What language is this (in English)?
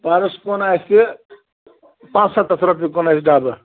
Kashmiri